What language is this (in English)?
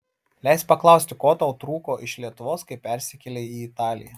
Lithuanian